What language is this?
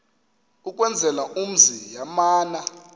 Xhosa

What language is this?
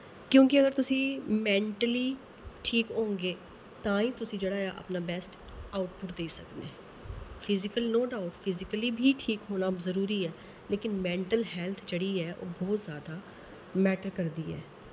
Dogri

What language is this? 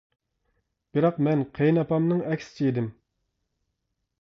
Uyghur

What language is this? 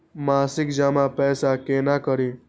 Maithili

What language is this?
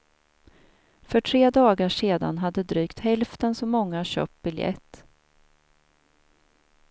Swedish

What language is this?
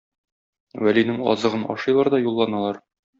Tatar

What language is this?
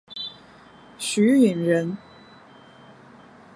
Chinese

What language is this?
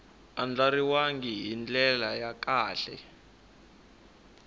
Tsonga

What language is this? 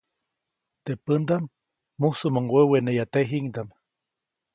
Copainalá Zoque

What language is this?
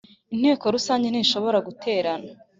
Kinyarwanda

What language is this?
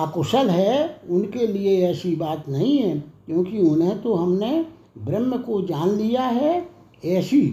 Hindi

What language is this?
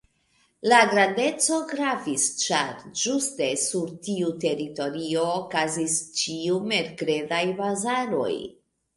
Esperanto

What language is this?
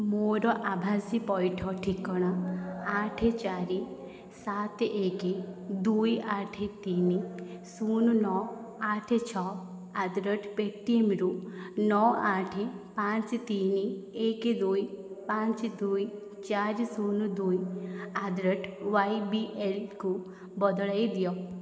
Odia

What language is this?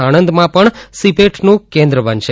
Gujarati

